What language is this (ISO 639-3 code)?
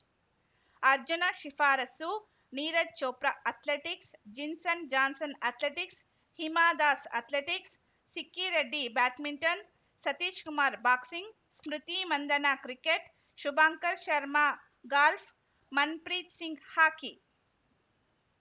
kan